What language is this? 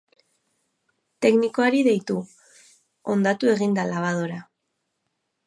Basque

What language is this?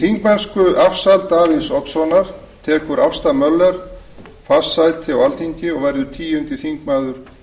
Icelandic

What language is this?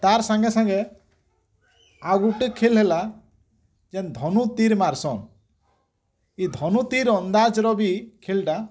Odia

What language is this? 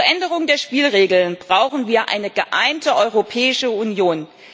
German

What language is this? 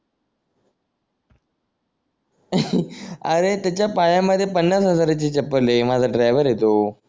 Marathi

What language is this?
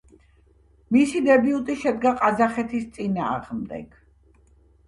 Georgian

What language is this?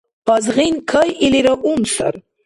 Dargwa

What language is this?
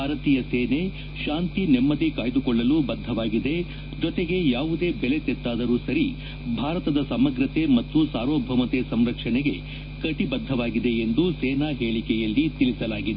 Kannada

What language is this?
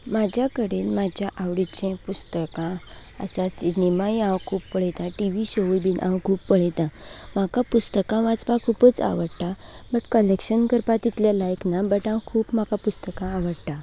Konkani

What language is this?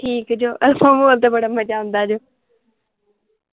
Punjabi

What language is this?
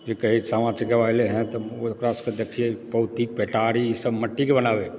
Maithili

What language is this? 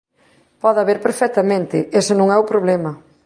Galician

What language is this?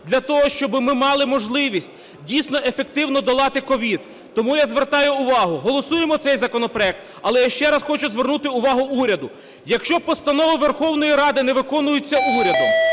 Ukrainian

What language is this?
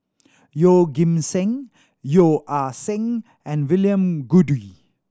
English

